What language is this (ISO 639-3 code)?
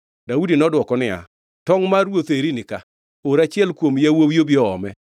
luo